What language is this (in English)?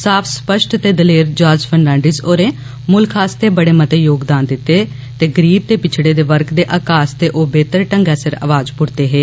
Dogri